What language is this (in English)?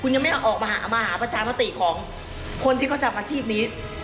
Thai